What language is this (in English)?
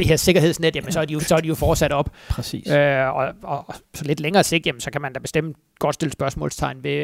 Danish